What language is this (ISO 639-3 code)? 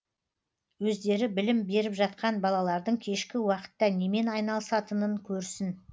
kaz